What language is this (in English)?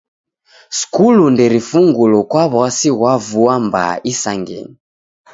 Taita